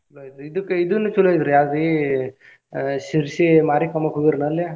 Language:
Kannada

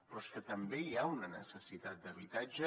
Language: Catalan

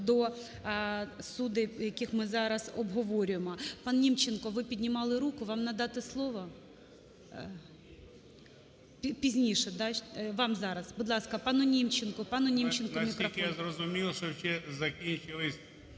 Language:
Ukrainian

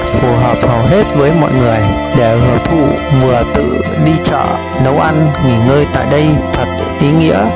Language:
Vietnamese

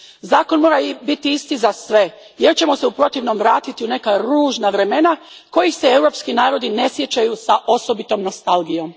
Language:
Croatian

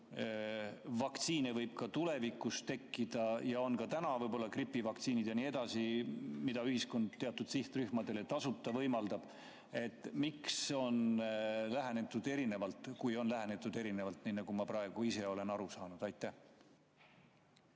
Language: Estonian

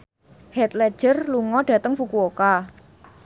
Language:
Javanese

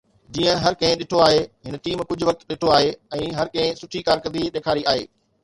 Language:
Sindhi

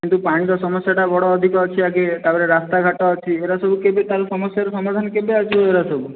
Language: Odia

